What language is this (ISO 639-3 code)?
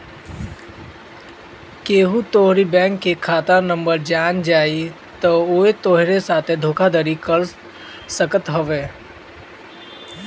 bho